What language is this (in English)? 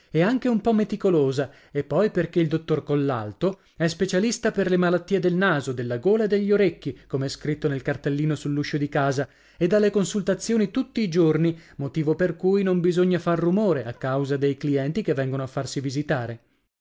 Italian